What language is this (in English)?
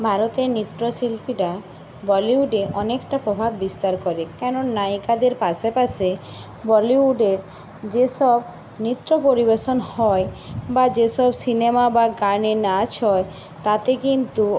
Bangla